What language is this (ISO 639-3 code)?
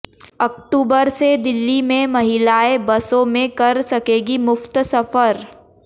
hin